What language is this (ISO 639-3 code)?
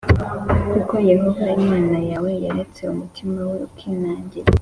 kin